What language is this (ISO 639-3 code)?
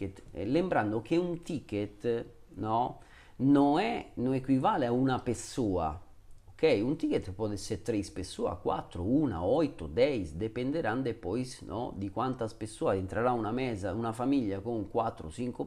ita